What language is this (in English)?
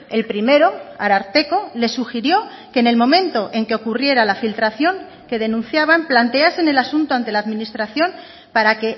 Spanish